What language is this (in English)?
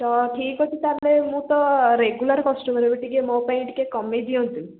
Odia